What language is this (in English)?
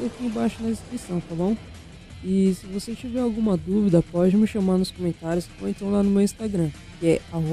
Portuguese